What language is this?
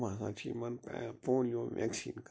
Kashmiri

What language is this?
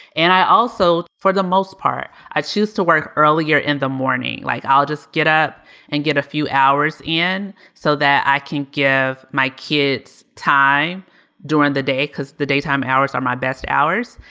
English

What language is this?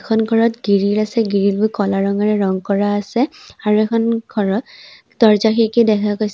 Assamese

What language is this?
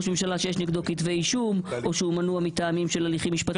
Hebrew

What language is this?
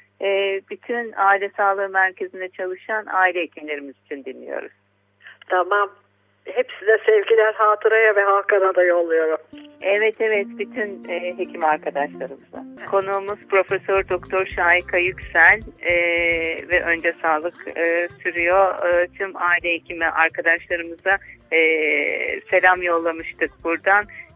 Turkish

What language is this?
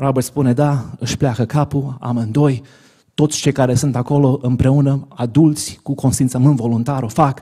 Romanian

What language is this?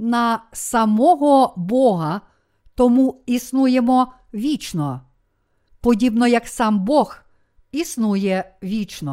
Ukrainian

